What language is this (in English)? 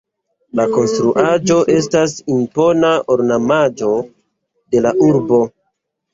Esperanto